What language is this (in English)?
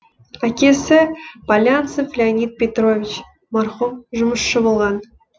Kazakh